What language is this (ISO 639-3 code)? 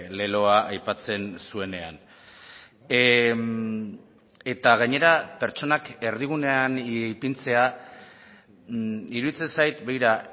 eus